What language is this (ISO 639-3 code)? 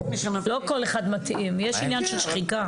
heb